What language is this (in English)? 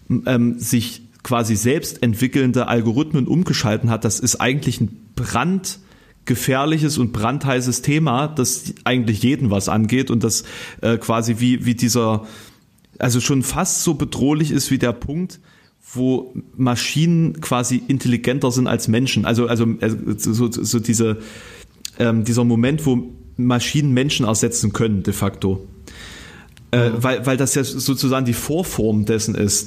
German